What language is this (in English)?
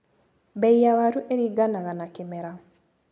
Kikuyu